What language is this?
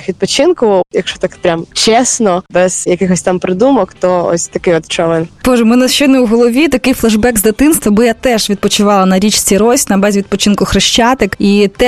Ukrainian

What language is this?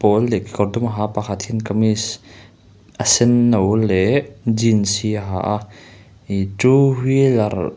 Mizo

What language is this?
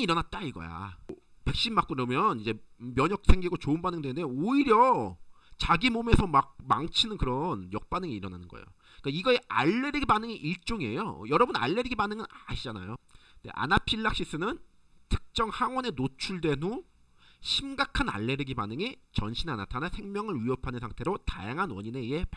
Korean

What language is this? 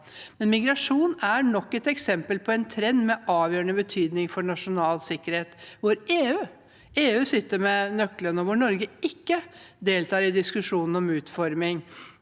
Norwegian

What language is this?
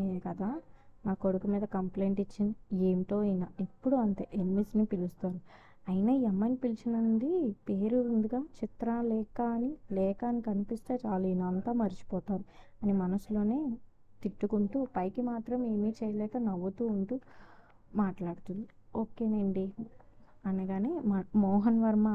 Telugu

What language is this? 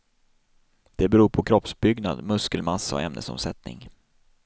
Swedish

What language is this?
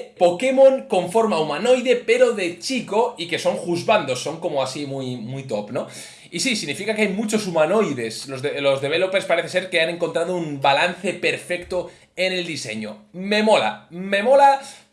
Spanish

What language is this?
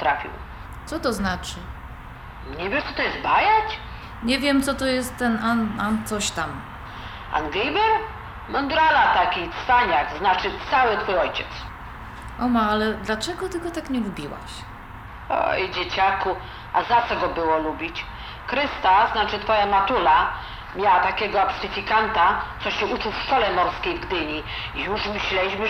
Polish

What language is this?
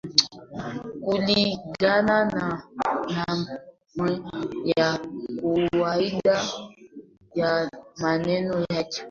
Swahili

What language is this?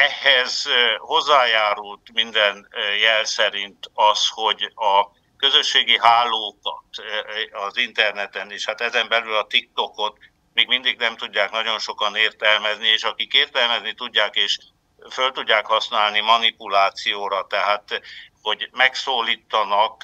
Hungarian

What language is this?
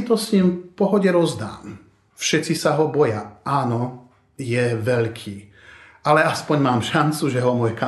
Slovak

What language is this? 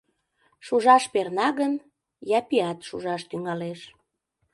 Mari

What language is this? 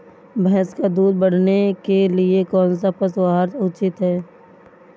Hindi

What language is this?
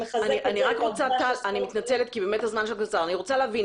Hebrew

